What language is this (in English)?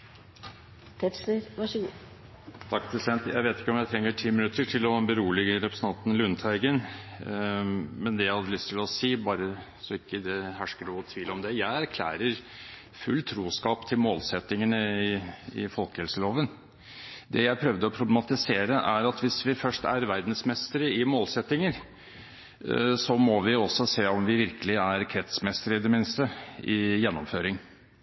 Norwegian Bokmål